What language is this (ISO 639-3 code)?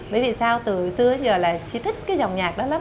vie